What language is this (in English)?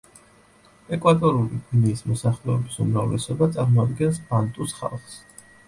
Georgian